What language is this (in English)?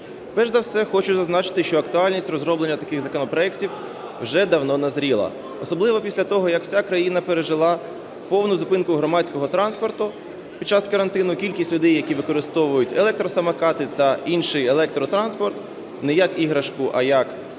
Ukrainian